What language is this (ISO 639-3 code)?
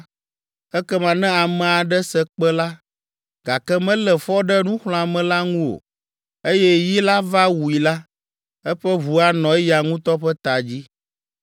ewe